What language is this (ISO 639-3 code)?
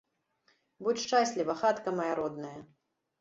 bel